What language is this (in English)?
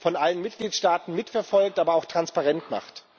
German